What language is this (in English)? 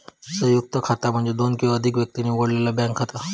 Marathi